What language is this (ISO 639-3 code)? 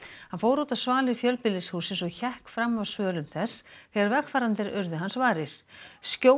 isl